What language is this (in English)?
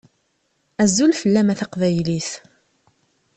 Kabyle